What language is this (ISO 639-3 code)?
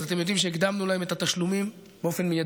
heb